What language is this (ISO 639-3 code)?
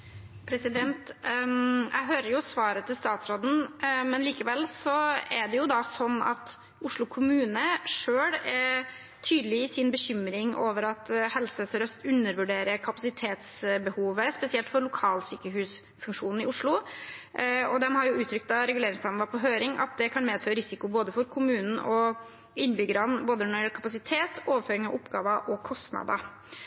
nob